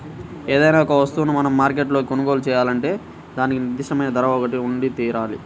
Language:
Telugu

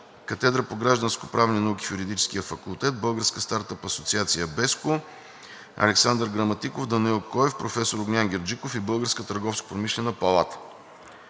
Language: Bulgarian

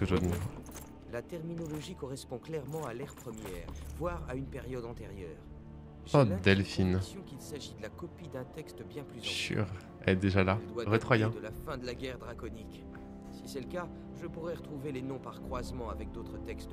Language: French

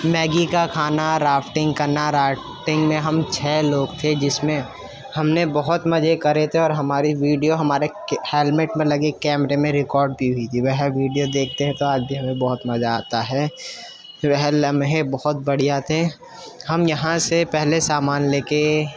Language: Urdu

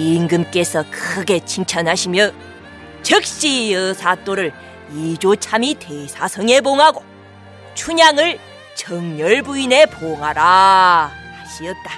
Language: Korean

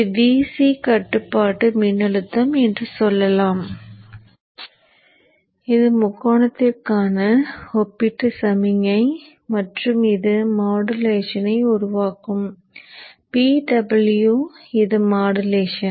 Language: Tamil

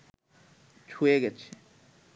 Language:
Bangla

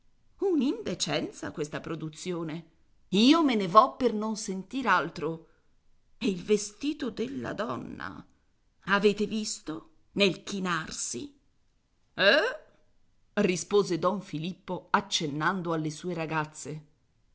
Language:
Italian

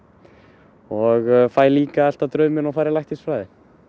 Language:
Icelandic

